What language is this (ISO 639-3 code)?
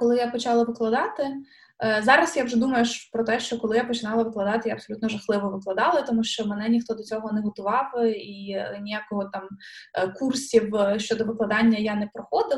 ukr